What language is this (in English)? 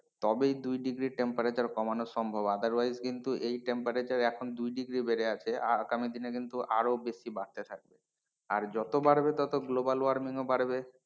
Bangla